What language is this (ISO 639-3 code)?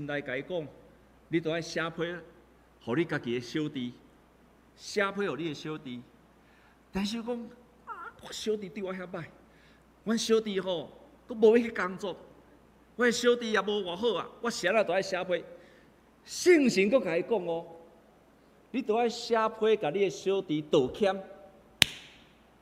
zho